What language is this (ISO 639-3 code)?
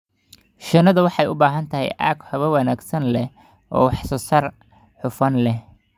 som